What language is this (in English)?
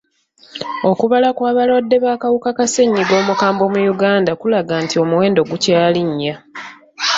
Ganda